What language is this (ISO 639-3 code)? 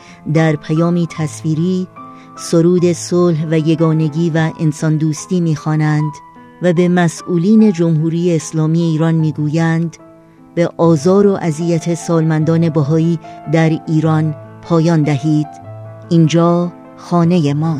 fas